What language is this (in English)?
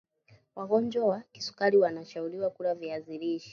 Swahili